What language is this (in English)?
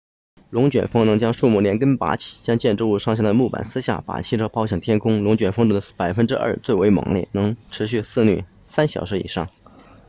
Chinese